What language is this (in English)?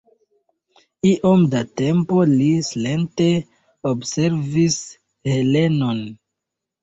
Esperanto